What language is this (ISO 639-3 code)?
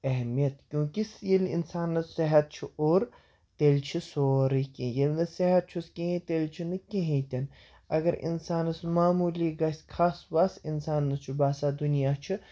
kas